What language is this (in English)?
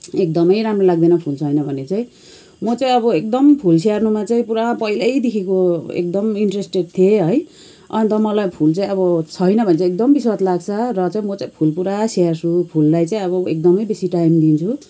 Nepali